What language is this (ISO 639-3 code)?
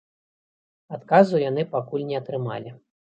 bel